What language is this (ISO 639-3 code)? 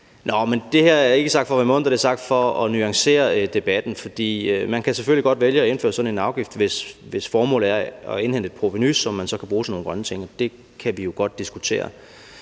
dan